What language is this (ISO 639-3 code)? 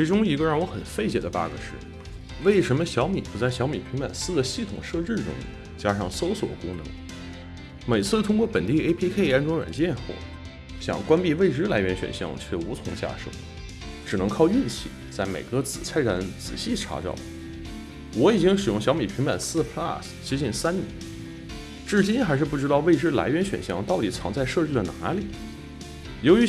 zho